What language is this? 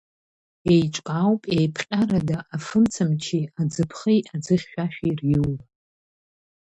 Abkhazian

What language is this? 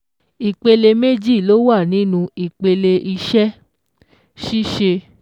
Yoruba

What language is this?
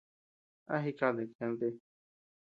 Tepeuxila Cuicatec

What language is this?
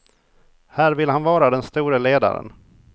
Swedish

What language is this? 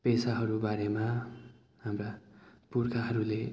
Nepali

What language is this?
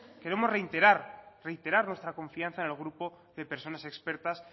Spanish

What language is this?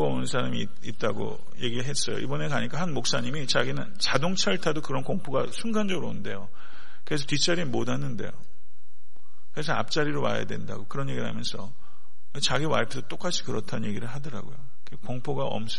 Korean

